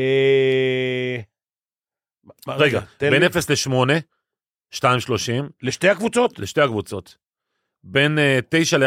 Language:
Hebrew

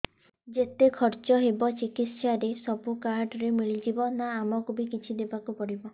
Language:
Odia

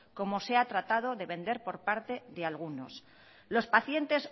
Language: Spanish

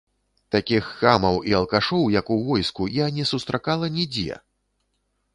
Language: Belarusian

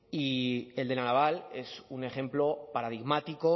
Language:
Spanish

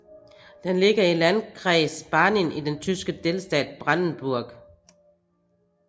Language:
Danish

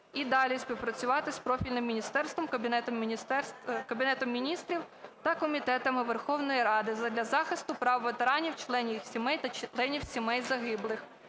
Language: Ukrainian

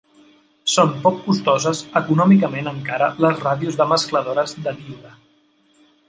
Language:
Catalan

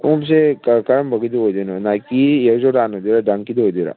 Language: Manipuri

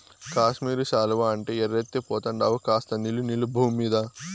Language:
Telugu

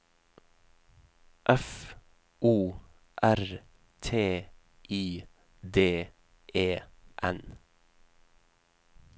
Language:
Norwegian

